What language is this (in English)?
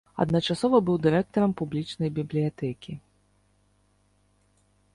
Belarusian